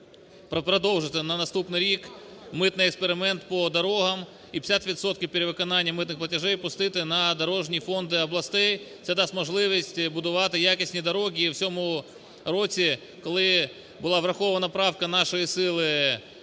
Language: Ukrainian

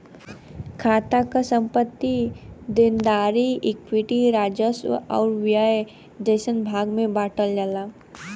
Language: Bhojpuri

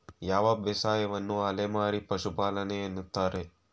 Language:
Kannada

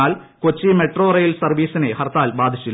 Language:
Malayalam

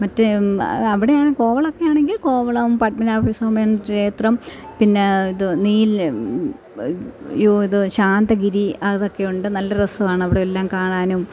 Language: Malayalam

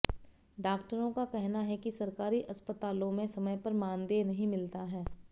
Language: Hindi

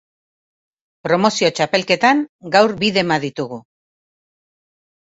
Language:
Basque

